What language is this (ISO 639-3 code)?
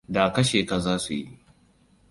hau